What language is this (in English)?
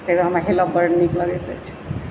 Maithili